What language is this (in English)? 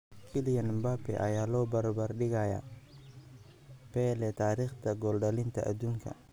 Somali